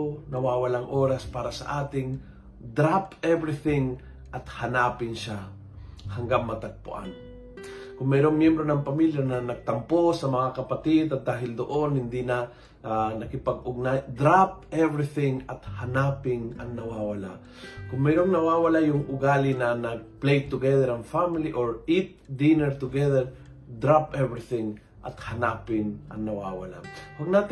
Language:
Filipino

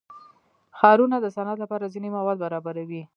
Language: Pashto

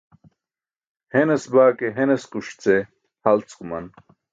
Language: Burushaski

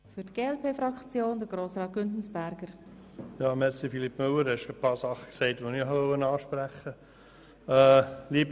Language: Swiss German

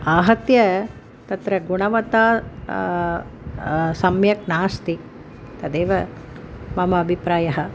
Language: Sanskrit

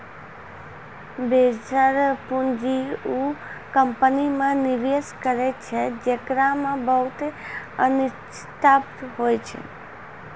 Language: Maithili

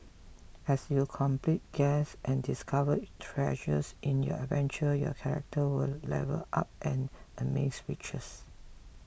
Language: English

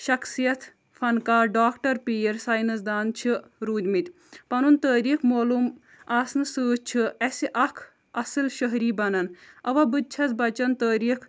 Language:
Kashmiri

